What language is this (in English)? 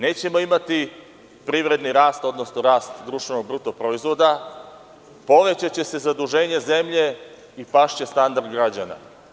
Serbian